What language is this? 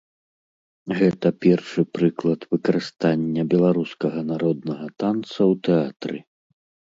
Belarusian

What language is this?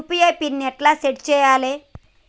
Telugu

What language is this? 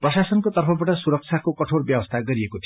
Nepali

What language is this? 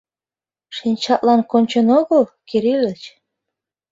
Mari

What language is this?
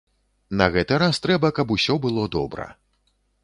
Belarusian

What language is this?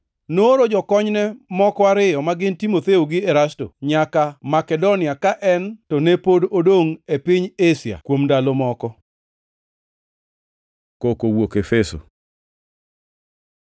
Luo (Kenya and Tanzania)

